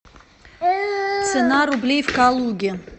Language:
Russian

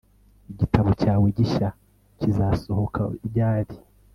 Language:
Kinyarwanda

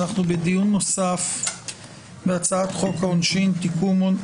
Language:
Hebrew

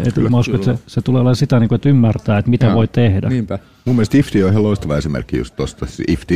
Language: Finnish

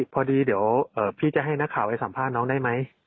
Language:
Thai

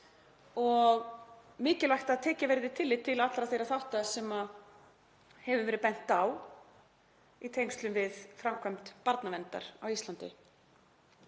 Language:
Icelandic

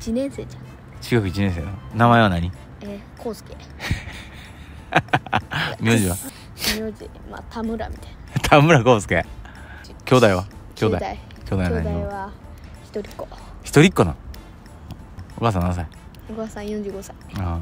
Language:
Japanese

